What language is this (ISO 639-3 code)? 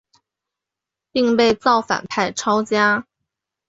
zho